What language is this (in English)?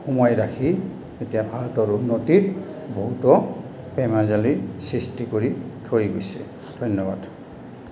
Assamese